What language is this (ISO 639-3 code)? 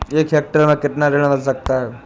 hin